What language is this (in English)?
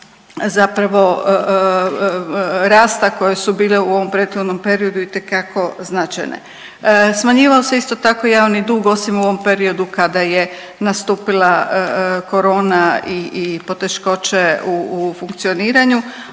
Croatian